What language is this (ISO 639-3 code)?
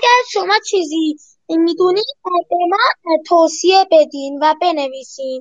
fas